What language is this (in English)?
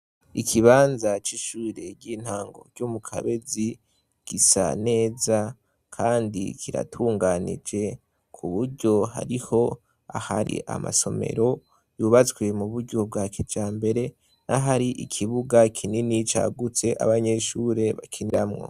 Rundi